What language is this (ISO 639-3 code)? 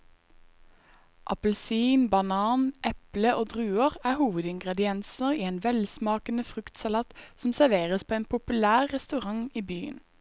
nor